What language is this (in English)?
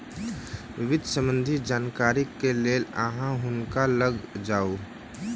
Maithili